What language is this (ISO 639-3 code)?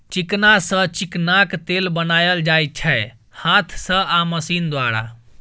mai